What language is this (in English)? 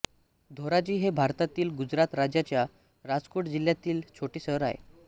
Marathi